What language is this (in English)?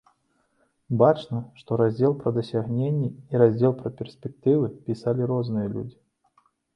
Belarusian